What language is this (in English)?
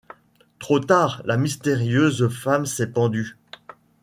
French